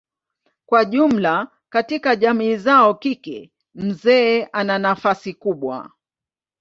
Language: Swahili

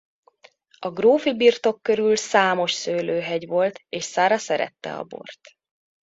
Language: Hungarian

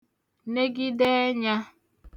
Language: Igbo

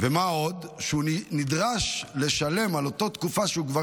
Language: Hebrew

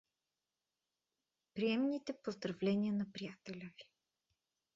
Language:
Bulgarian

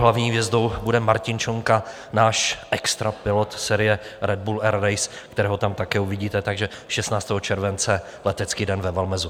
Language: Czech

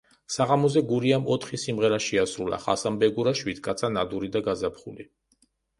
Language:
Georgian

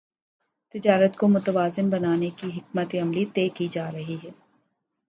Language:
Urdu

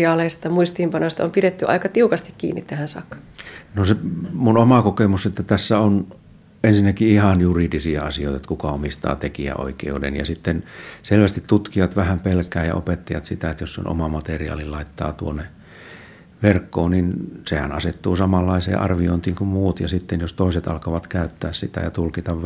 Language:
Finnish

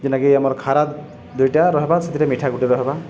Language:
Odia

